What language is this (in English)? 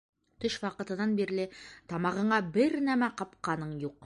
Bashkir